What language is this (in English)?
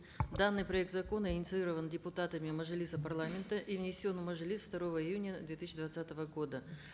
Kazakh